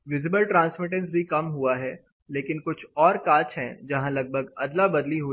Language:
Hindi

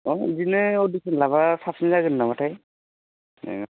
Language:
Bodo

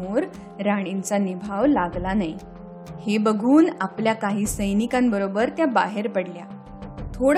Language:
Marathi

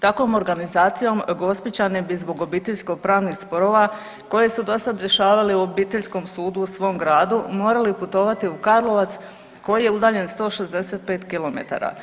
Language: Croatian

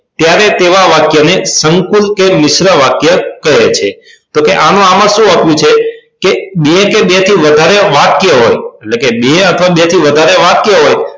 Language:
Gujarati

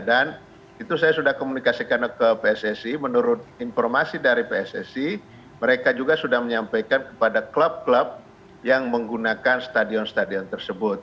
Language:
Indonesian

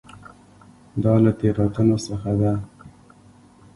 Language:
Pashto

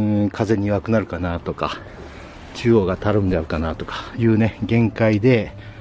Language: Japanese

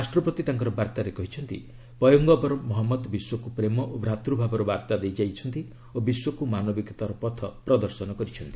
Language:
Odia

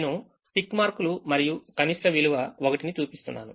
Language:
Telugu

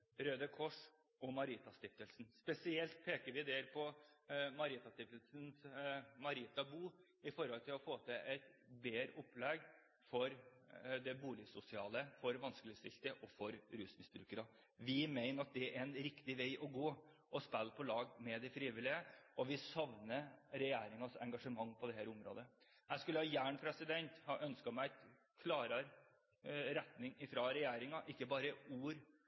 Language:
Norwegian Bokmål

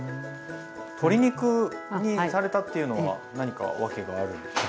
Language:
Japanese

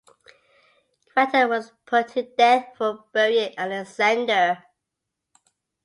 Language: English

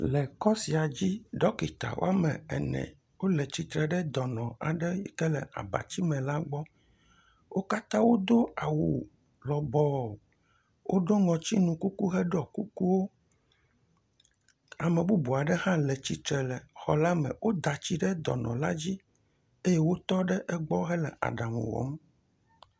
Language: Ewe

